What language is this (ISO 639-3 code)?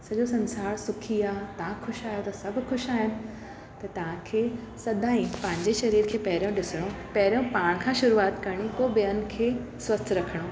snd